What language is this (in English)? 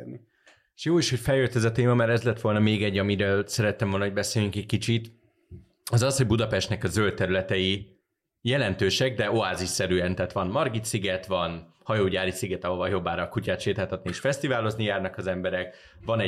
Hungarian